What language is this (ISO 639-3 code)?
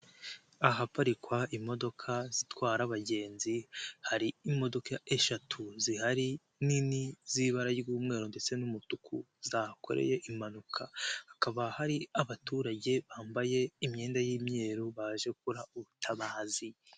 kin